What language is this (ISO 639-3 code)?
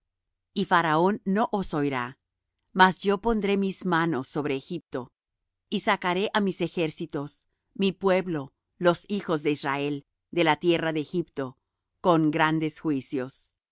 spa